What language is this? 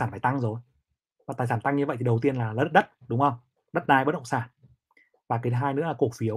Vietnamese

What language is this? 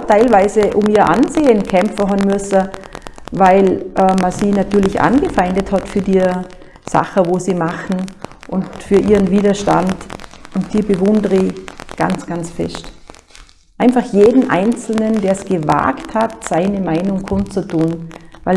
German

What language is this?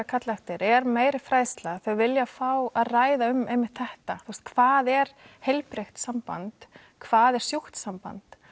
Icelandic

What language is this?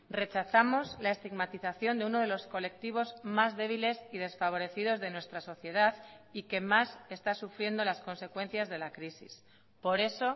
Spanish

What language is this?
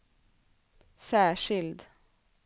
Swedish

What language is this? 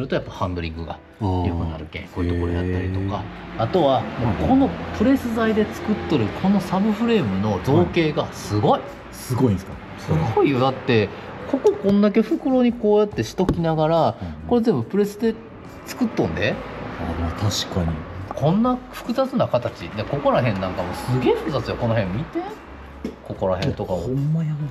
Japanese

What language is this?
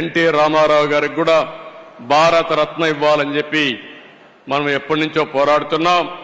Telugu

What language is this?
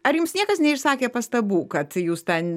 Lithuanian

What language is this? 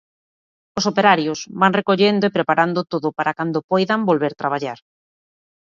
Galician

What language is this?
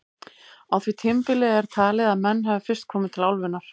Icelandic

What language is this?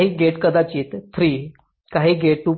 Marathi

